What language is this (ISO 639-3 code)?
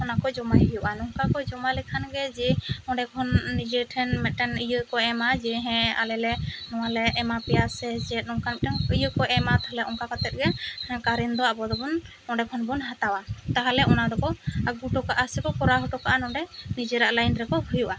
sat